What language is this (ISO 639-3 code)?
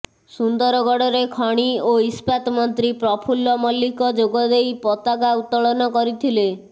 ori